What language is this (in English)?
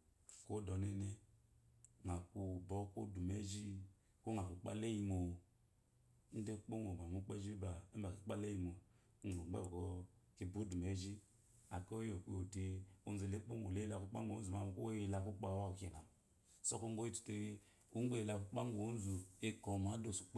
Eloyi